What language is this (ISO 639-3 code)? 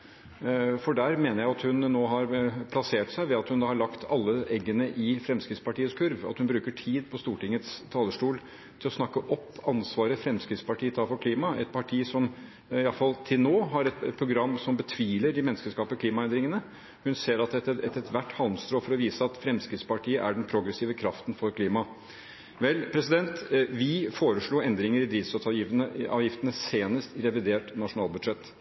nob